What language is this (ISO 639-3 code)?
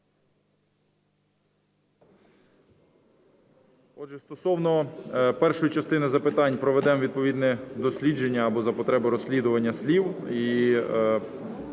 ukr